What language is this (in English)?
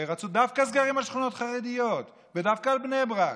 Hebrew